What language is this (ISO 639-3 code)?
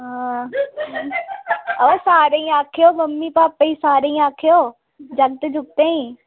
doi